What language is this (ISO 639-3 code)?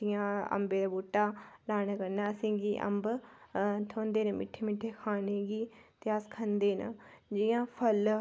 doi